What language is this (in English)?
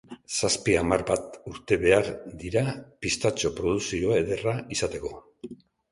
Basque